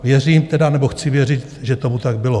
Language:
Czech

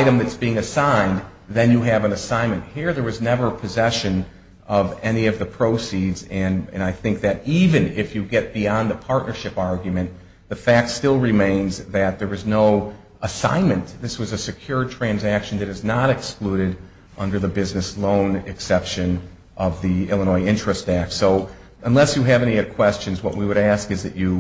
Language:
English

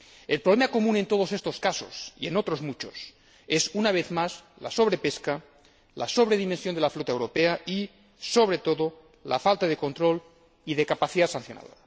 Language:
Spanish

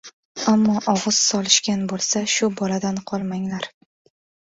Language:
Uzbek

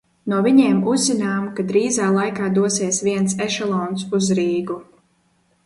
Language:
Latvian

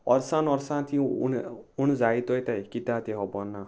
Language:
Konkani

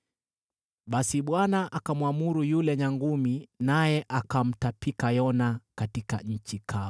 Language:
Swahili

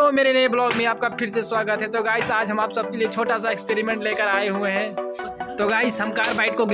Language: Hindi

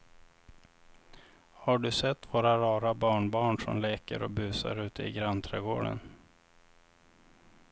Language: Swedish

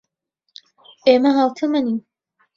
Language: Central Kurdish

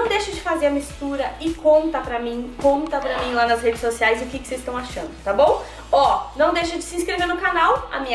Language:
Portuguese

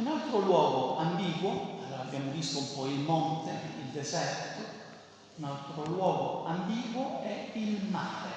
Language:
Italian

